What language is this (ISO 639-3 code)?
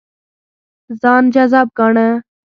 pus